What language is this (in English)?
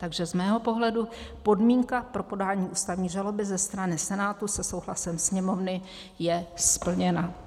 Czech